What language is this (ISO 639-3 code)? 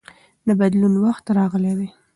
pus